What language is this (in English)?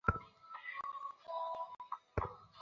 Bangla